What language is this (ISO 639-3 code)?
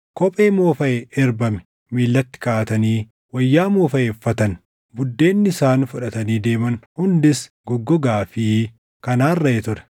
orm